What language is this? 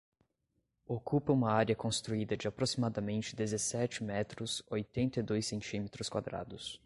Portuguese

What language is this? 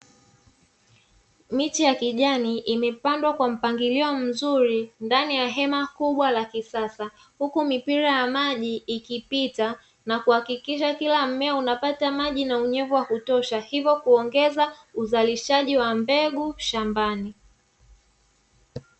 Swahili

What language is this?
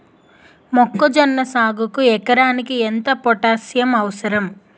Telugu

